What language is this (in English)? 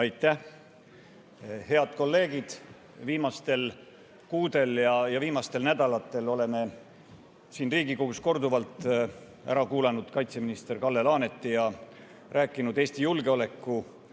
Estonian